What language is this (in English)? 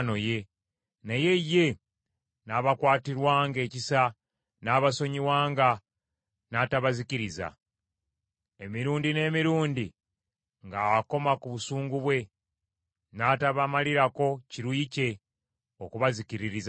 Ganda